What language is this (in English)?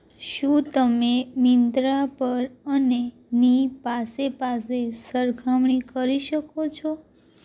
Gujarati